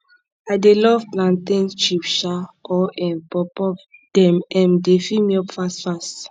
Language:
Nigerian Pidgin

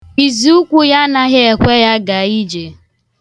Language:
Igbo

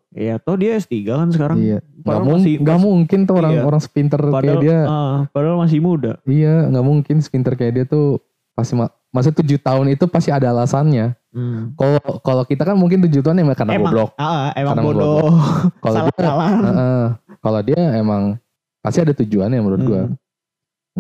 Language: Indonesian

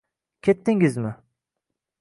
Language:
Uzbek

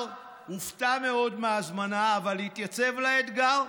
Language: Hebrew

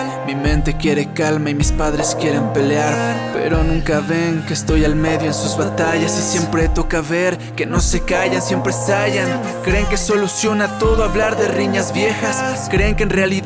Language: Spanish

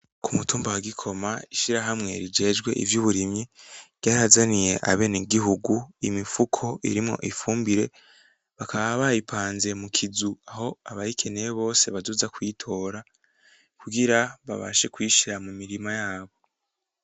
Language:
Rundi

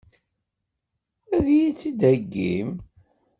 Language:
Kabyle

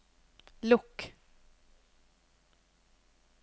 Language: Norwegian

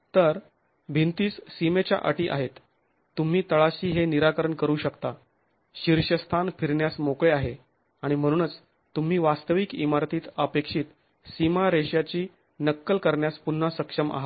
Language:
Marathi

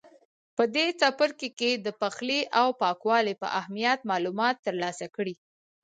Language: Pashto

